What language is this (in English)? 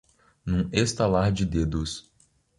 Portuguese